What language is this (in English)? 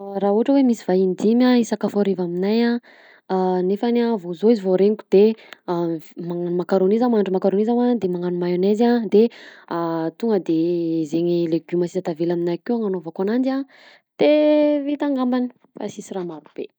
Southern Betsimisaraka Malagasy